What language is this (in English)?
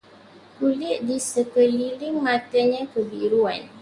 Malay